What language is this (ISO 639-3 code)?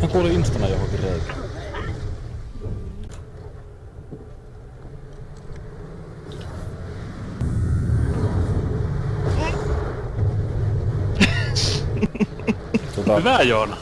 fin